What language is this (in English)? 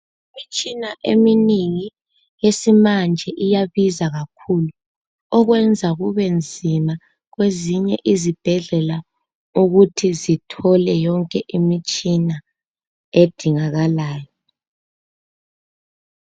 North Ndebele